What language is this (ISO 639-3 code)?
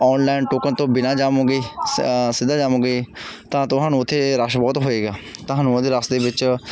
pan